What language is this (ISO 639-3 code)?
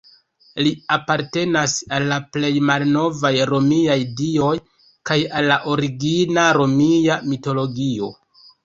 epo